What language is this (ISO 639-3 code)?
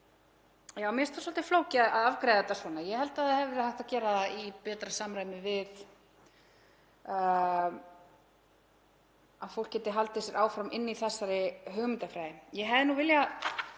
isl